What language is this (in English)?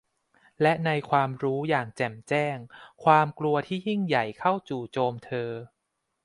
Thai